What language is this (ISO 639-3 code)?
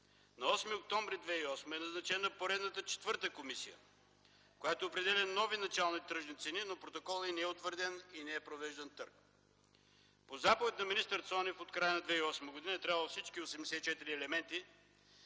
bul